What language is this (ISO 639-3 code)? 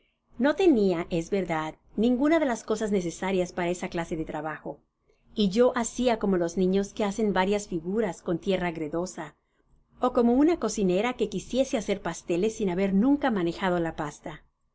spa